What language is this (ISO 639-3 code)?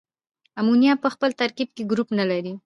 pus